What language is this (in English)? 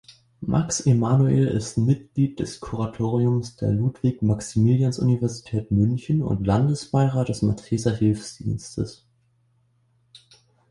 German